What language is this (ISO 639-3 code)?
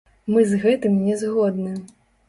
bel